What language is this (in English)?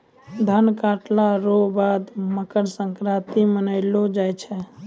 Maithili